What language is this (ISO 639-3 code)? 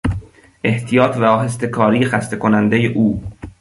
fas